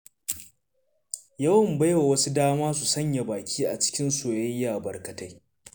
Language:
Hausa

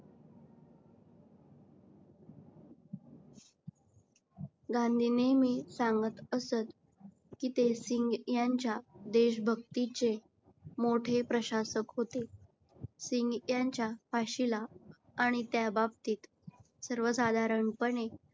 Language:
Marathi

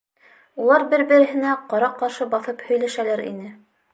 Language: Bashkir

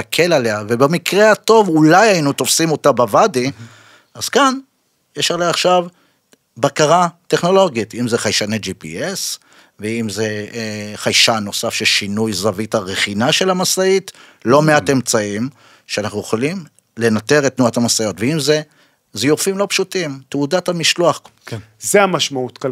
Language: Hebrew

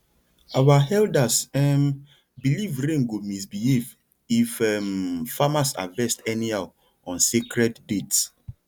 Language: Nigerian Pidgin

